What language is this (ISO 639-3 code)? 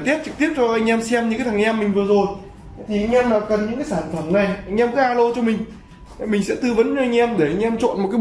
vie